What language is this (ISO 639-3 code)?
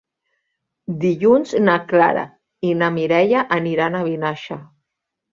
cat